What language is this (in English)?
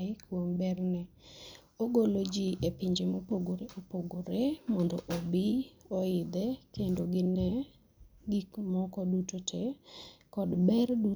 Luo (Kenya and Tanzania)